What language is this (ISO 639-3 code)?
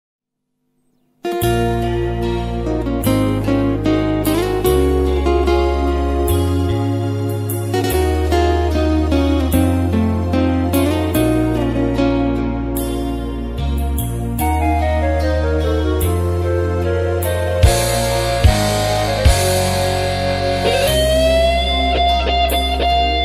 ind